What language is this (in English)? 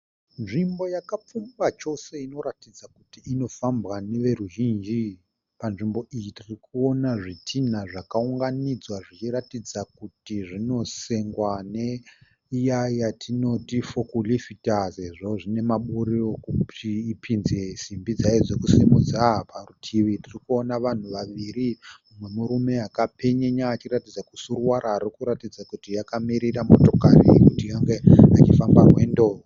Shona